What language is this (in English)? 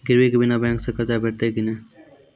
Maithili